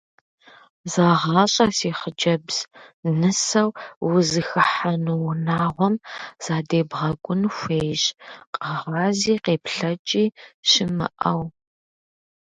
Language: Kabardian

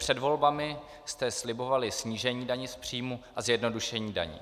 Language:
Czech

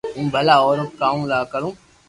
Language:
Loarki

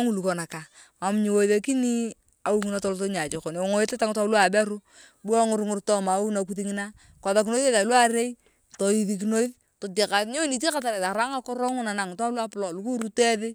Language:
Turkana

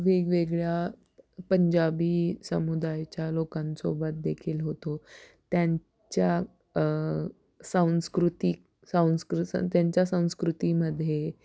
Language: Marathi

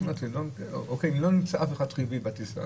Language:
Hebrew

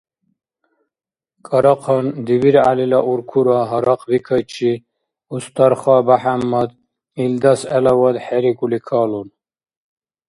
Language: Dargwa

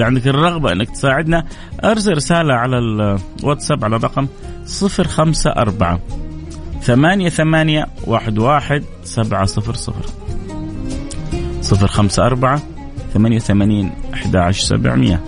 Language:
Arabic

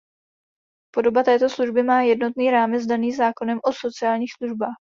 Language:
Czech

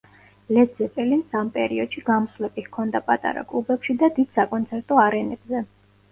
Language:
Georgian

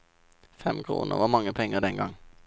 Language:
Norwegian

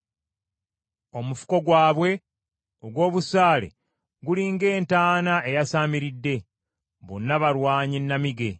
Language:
Ganda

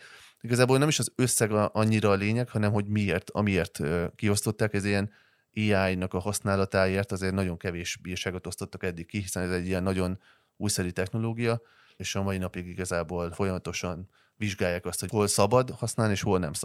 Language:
Hungarian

